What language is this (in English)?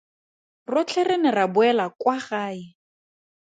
Tswana